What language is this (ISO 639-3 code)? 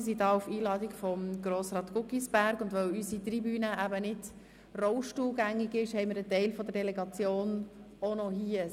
gsw